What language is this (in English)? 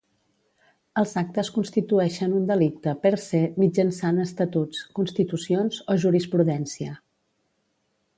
Catalan